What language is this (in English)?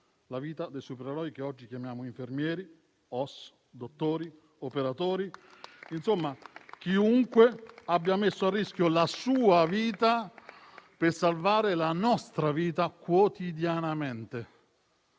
Italian